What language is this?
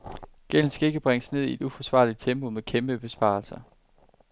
Danish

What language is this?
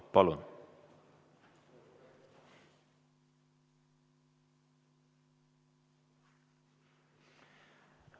Estonian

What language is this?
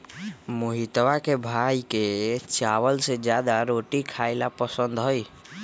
Magahi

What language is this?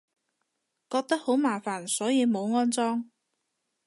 Cantonese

